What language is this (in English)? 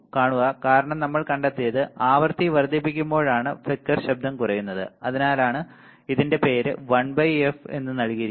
Malayalam